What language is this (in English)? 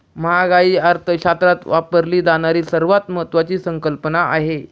Marathi